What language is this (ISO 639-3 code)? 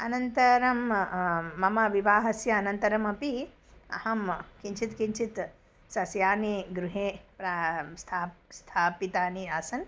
san